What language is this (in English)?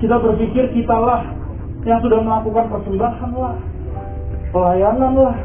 Indonesian